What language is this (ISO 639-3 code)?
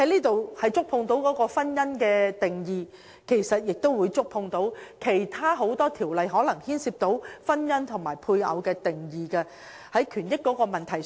yue